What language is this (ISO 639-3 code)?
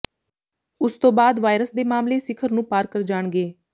pan